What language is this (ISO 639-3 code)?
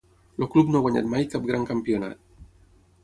cat